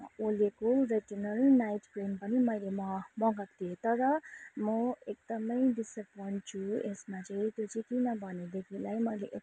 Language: Nepali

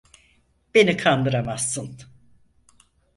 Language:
Turkish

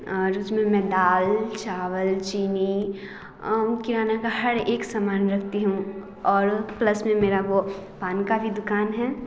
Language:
Hindi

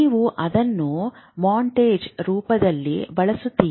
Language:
Kannada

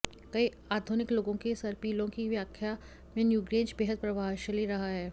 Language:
Hindi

